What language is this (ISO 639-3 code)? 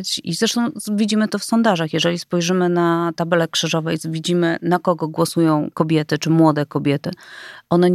pol